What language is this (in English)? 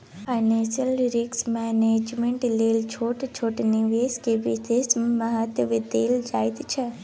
Maithili